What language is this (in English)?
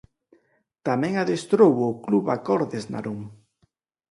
Galician